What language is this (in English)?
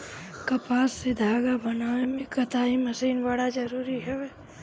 Bhojpuri